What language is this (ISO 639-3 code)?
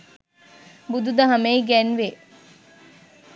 sin